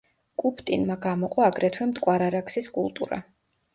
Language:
Georgian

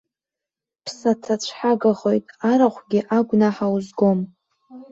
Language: Abkhazian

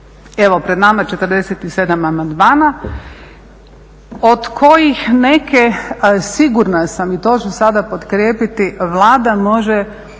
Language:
Croatian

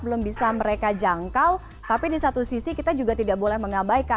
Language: Indonesian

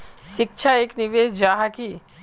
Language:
Magahi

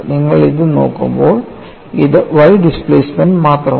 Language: Malayalam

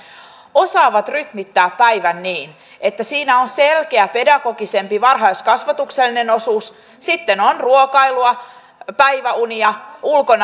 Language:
Finnish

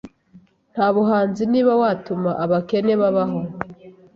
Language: Kinyarwanda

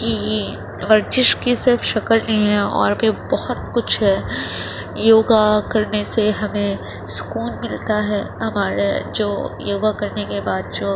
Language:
Urdu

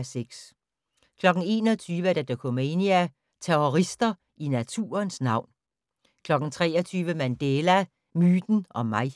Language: Danish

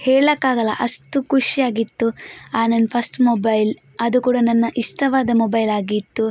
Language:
Kannada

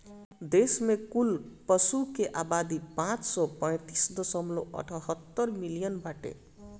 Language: Bhojpuri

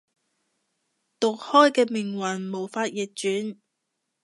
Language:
Cantonese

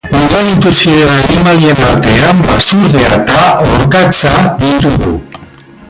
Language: Basque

